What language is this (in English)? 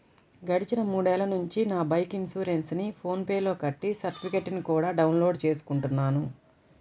Telugu